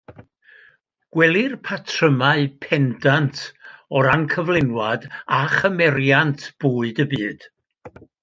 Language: Welsh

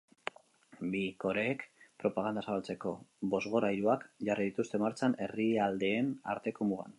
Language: Basque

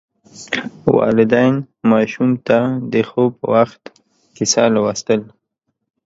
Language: Pashto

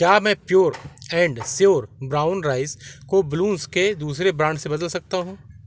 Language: Hindi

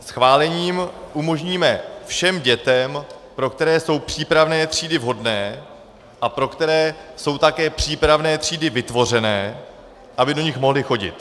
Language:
Czech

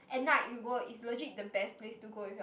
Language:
English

